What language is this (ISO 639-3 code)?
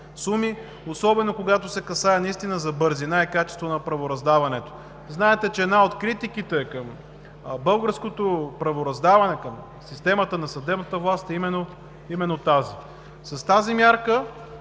bul